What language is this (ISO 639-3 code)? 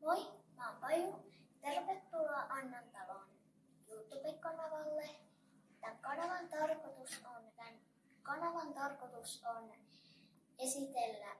fin